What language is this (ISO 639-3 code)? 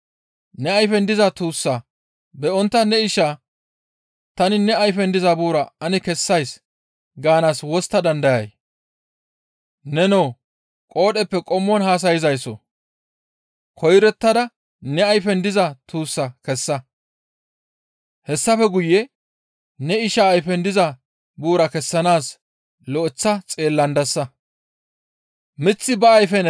gmv